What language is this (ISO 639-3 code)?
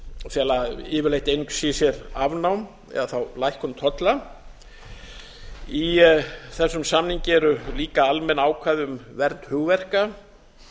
isl